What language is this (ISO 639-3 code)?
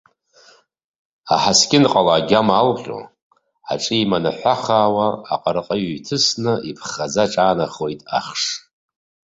abk